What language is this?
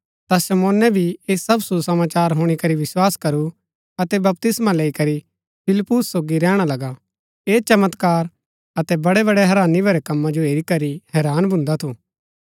Gaddi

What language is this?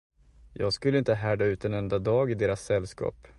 Swedish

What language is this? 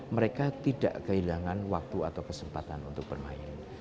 Indonesian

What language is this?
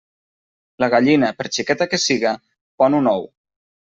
Catalan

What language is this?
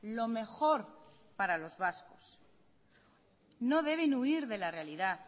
Spanish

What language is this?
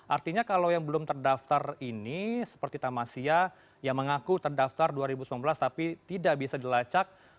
Indonesian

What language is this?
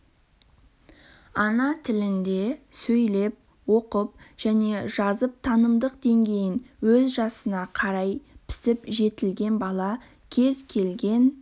Kazakh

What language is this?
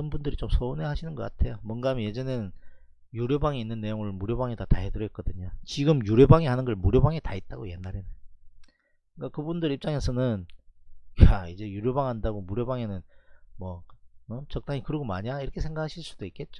Korean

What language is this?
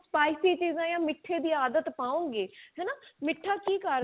Punjabi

